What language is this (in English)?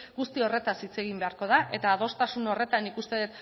Basque